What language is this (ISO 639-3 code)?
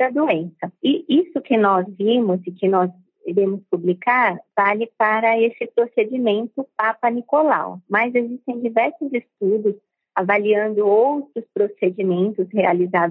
por